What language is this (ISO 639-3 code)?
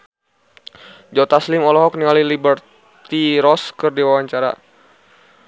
sun